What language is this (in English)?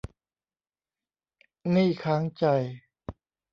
Thai